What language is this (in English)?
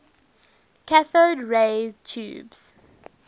English